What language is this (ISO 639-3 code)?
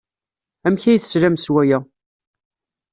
kab